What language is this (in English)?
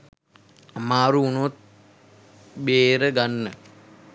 Sinhala